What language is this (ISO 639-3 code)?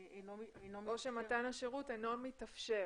heb